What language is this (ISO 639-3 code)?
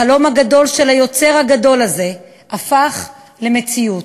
heb